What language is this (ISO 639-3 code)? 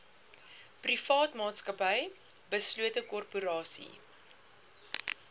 afr